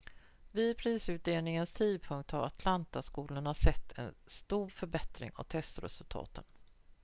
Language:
Swedish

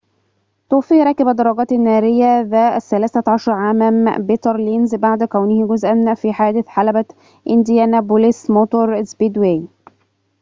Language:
Arabic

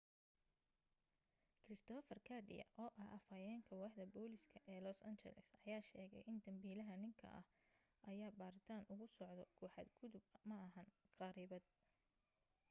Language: Somali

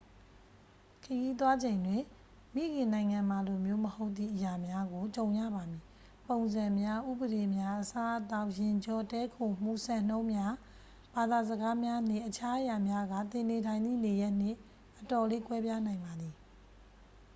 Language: Burmese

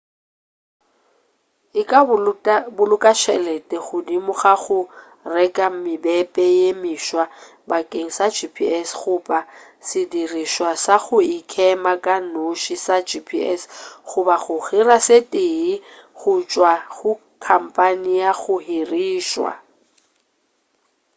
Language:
Northern Sotho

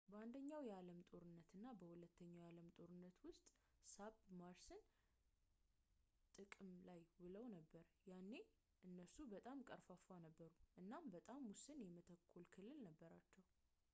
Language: Amharic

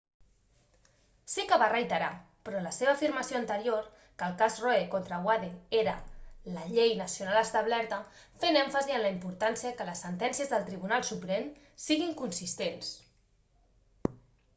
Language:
Catalan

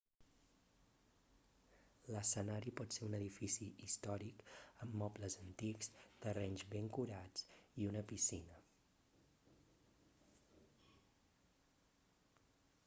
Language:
Catalan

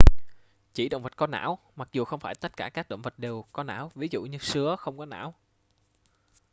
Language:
Vietnamese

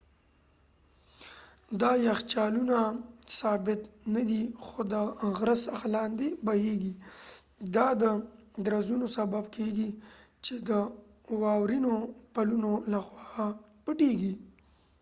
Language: Pashto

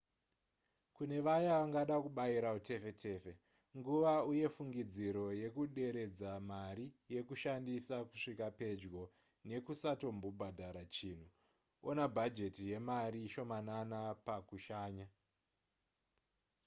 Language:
Shona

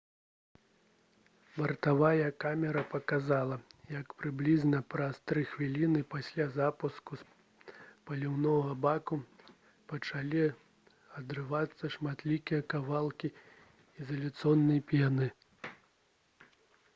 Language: Belarusian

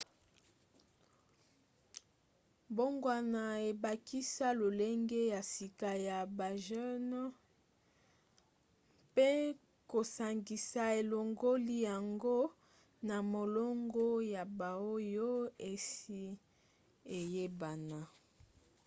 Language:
Lingala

